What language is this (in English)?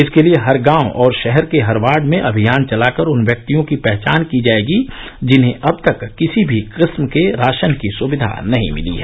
Hindi